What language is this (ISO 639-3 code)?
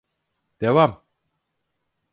tur